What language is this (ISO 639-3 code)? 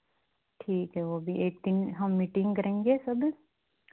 hin